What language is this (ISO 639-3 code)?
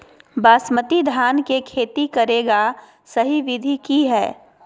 mag